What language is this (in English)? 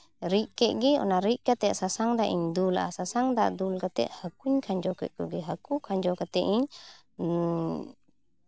Santali